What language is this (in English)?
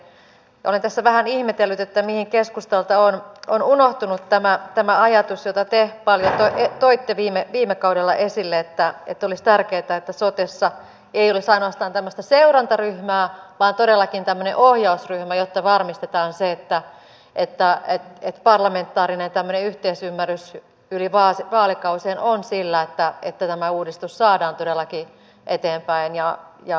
Finnish